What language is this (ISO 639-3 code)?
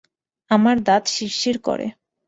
ben